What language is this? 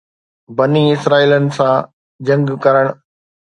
Sindhi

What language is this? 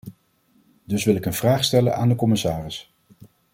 Dutch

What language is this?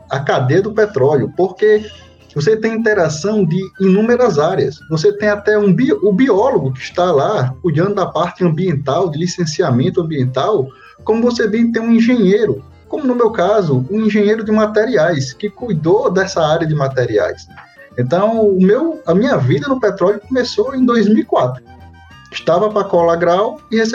Portuguese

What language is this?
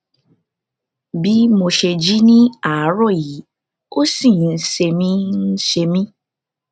Yoruba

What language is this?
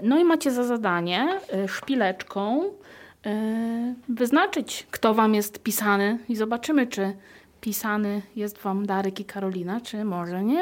Polish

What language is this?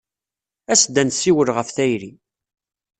Kabyle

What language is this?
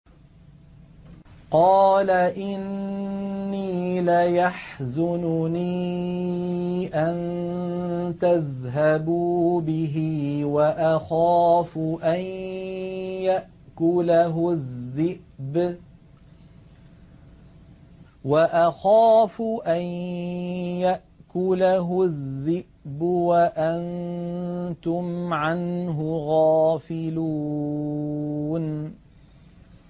Arabic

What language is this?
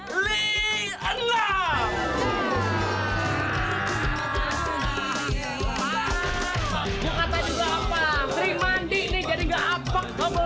Indonesian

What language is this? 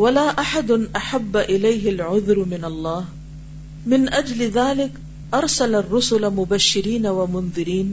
Urdu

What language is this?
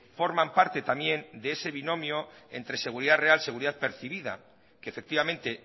Spanish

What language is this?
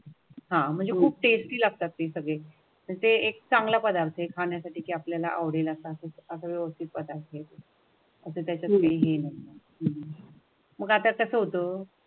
Marathi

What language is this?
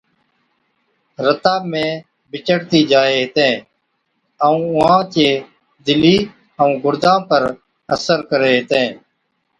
Od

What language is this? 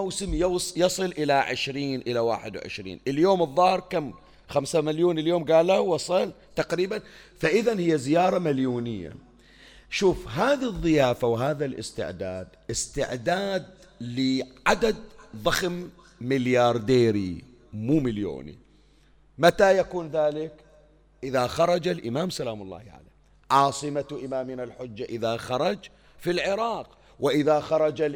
Arabic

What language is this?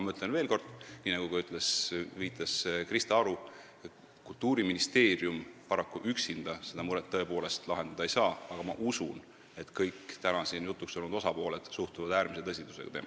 Estonian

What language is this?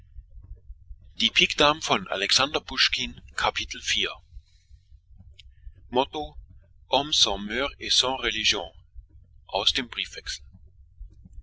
German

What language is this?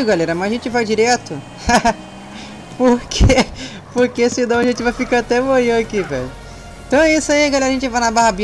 Portuguese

